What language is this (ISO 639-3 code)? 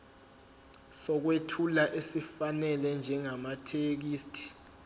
zul